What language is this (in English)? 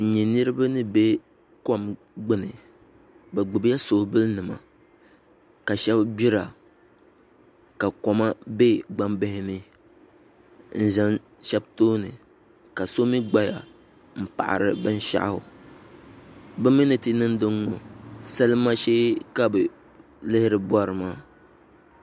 Dagbani